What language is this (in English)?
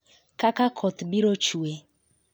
Luo (Kenya and Tanzania)